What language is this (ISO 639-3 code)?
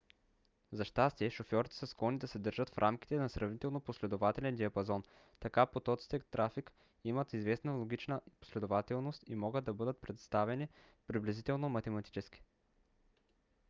bul